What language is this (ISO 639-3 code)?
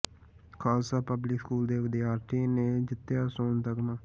pan